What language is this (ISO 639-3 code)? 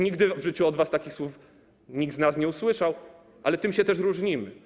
pol